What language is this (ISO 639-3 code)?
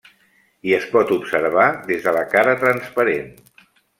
cat